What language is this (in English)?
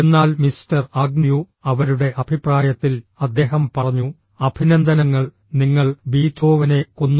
Malayalam